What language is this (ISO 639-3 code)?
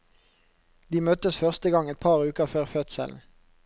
nor